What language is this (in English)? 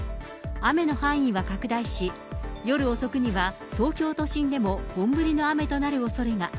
Japanese